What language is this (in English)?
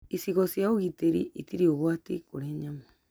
Kikuyu